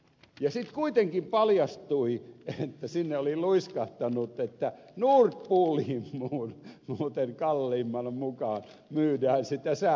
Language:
Finnish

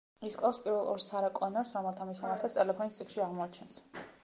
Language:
Georgian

